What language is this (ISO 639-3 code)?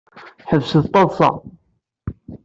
kab